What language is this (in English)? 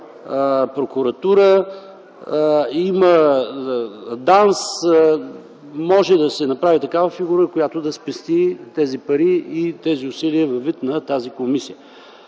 Bulgarian